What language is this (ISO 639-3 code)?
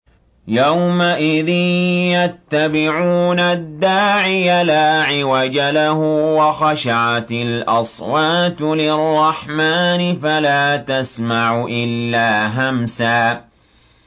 ara